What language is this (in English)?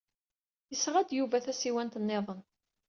Kabyle